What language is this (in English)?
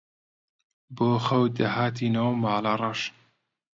Central Kurdish